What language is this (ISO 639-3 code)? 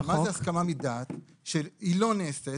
heb